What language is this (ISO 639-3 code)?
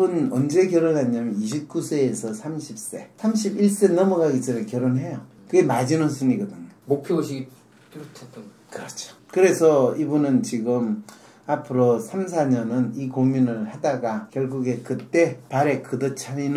kor